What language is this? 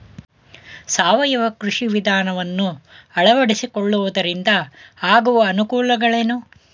Kannada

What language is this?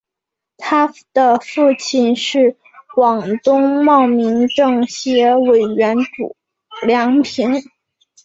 Chinese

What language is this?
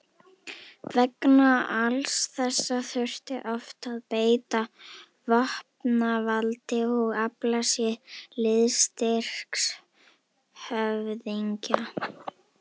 Icelandic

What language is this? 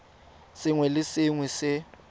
Tswana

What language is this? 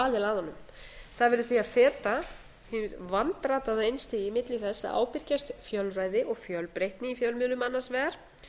Icelandic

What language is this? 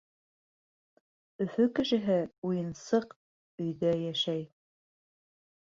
Bashkir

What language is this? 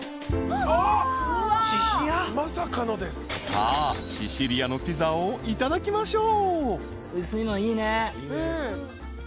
Japanese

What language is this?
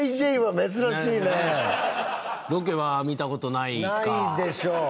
Japanese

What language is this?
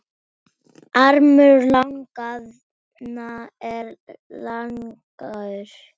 Icelandic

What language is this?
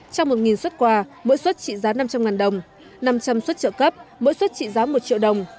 Vietnamese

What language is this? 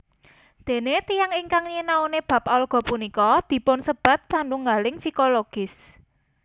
Javanese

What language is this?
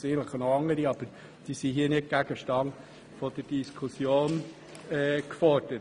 Swiss German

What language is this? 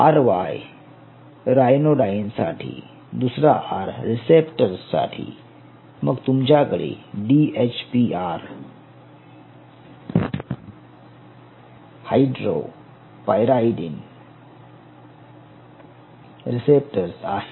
Marathi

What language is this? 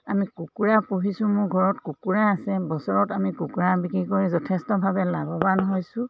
Assamese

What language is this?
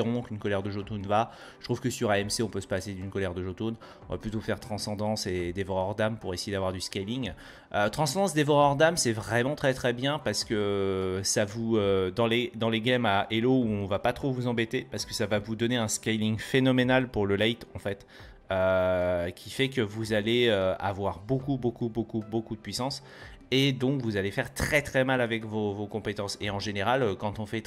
French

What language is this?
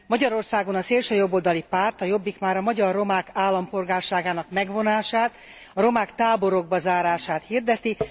Hungarian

